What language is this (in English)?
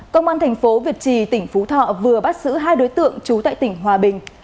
Vietnamese